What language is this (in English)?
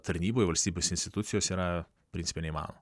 Lithuanian